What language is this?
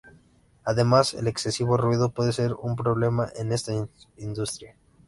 Spanish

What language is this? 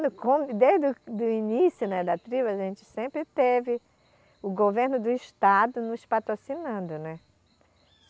Portuguese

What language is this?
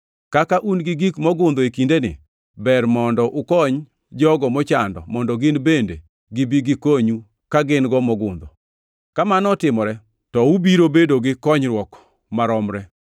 Luo (Kenya and Tanzania)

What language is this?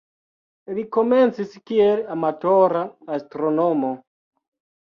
Esperanto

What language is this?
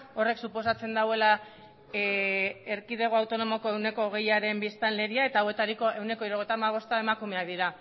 Basque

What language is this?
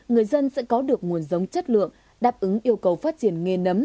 Vietnamese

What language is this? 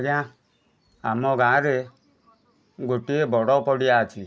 Odia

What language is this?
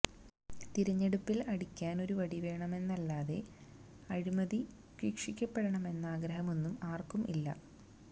Malayalam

